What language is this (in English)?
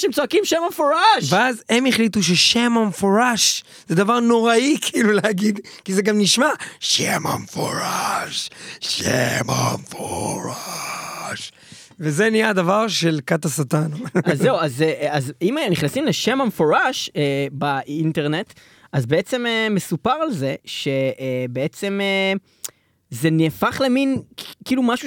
Hebrew